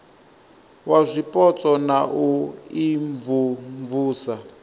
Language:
Venda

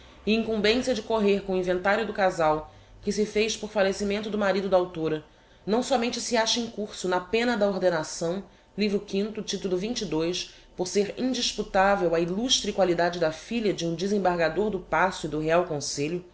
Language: Portuguese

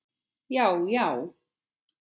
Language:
Icelandic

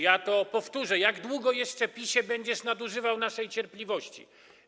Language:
Polish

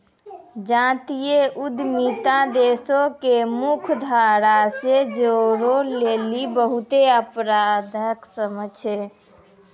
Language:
Maithili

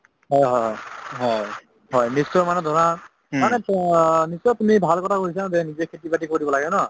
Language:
Assamese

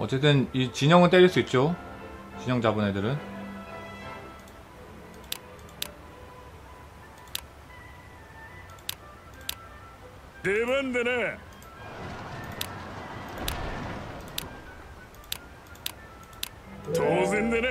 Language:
Korean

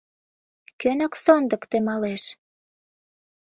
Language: Mari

